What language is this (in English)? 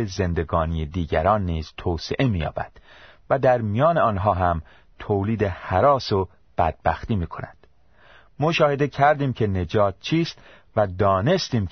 Persian